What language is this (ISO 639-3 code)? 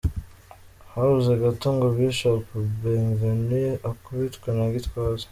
kin